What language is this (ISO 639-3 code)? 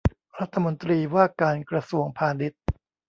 tha